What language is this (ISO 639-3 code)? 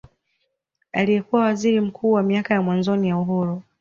swa